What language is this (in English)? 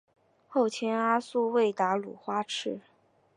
Chinese